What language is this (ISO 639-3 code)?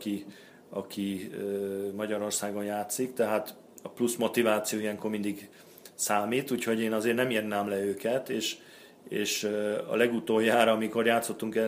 hun